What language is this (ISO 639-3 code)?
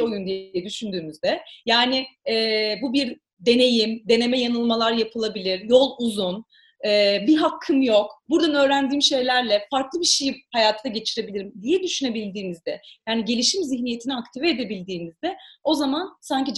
tur